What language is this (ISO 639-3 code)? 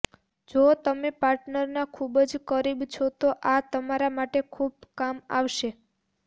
guj